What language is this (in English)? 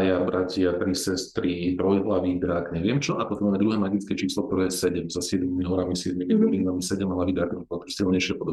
Slovak